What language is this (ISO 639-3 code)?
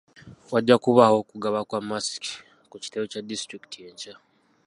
lug